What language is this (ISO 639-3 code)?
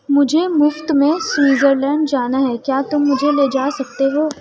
urd